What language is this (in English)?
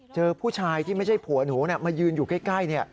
Thai